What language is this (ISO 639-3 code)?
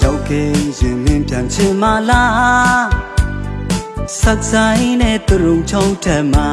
mya